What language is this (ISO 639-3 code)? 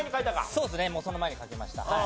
jpn